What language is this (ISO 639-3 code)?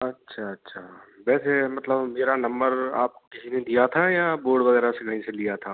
hin